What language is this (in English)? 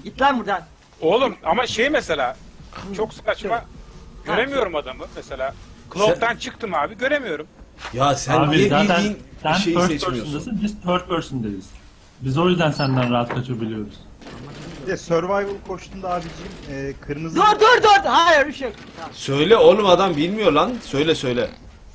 Turkish